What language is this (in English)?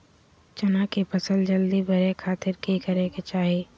Magahi